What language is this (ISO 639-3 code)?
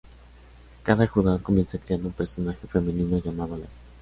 spa